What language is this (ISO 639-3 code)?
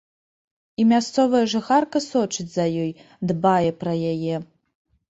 bel